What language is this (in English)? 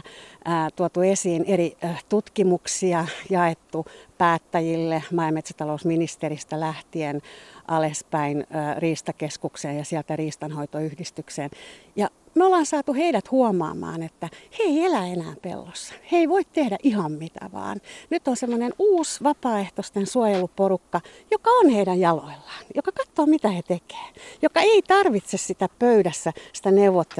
Finnish